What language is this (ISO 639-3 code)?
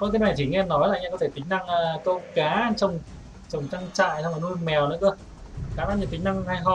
vie